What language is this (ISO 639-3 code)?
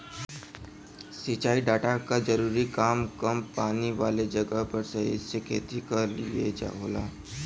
bho